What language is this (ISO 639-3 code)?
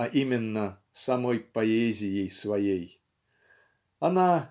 rus